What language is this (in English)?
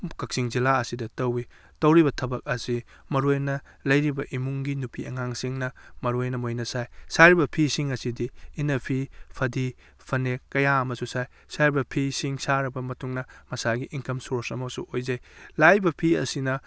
Manipuri